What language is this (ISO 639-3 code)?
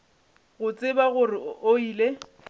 nso